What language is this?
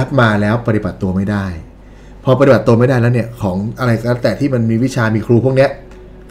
Thai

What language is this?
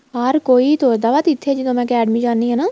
Punjabi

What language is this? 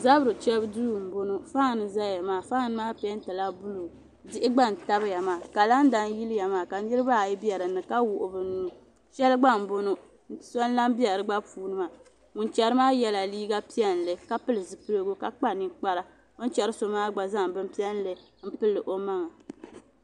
Dagbani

